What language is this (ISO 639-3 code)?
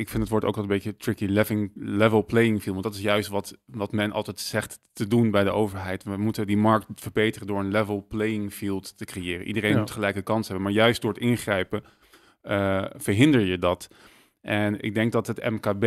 nld